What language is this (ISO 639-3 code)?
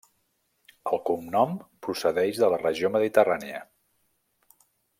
cat